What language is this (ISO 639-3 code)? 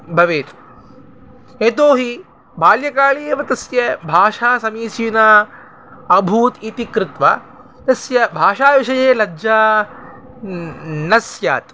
san